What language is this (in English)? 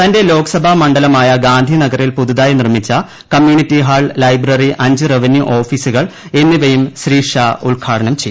Malayalam